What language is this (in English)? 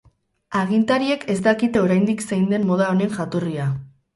Basque